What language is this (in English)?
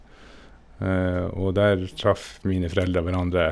Norwegian